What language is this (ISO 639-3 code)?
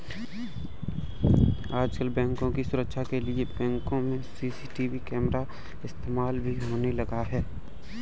hin